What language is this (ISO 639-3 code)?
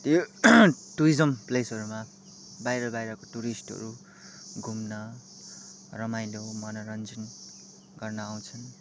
nep